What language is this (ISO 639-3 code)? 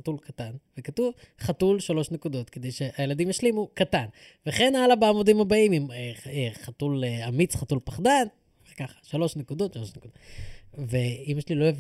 heb